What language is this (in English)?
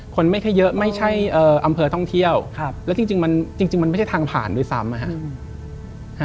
Thai